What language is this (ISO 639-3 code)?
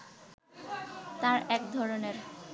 ben